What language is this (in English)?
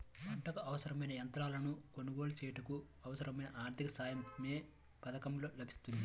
Telugu